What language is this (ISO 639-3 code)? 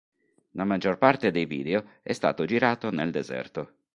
ita